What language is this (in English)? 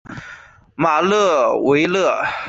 Chinese